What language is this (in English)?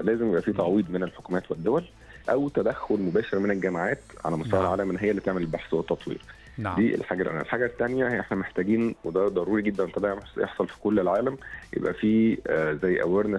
Arabic